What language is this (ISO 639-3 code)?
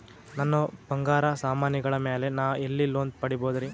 kan